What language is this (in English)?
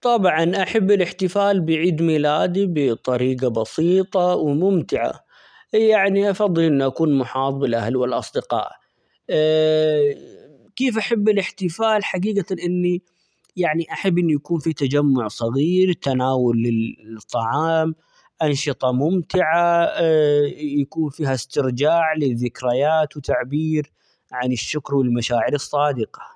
Omani Arabic